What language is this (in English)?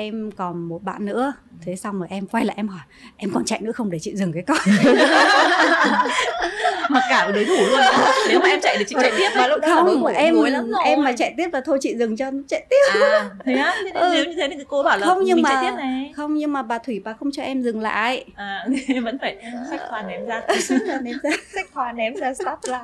Vietnamese